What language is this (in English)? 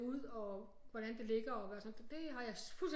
Danish